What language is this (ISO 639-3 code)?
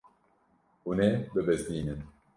kur